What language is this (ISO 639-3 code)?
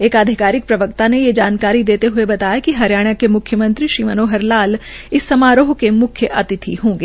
hin